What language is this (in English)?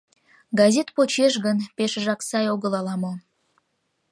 Mari